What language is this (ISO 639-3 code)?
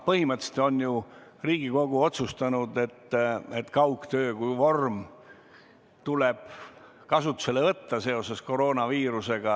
est